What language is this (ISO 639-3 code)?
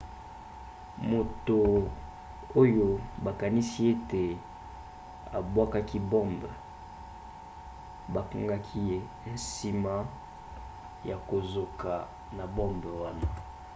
lin